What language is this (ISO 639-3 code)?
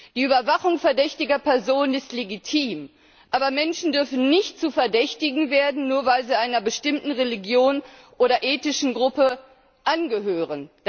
deu